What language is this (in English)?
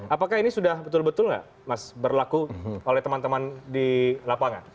Indonesian